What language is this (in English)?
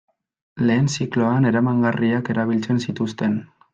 Basque